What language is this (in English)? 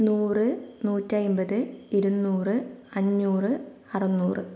Malayalam